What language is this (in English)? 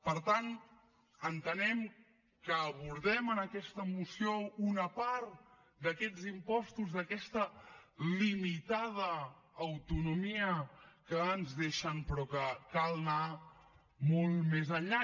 Catalan